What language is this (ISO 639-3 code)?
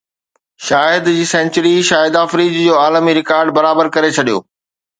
snd